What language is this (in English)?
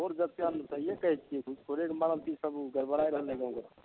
Maithili